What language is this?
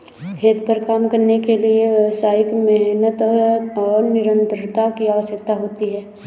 Hindi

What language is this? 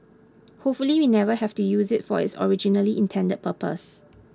English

